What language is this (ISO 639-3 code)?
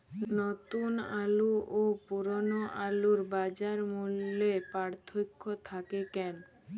ben